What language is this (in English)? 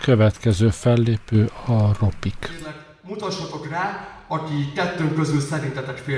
Hungarian